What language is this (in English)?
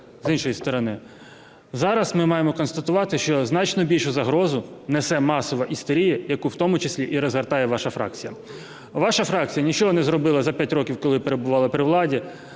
Ukrainian